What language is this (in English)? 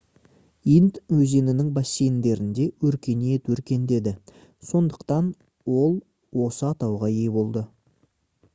Kazakh